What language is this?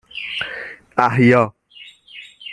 Persian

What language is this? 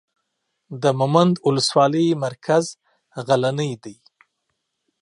Pashto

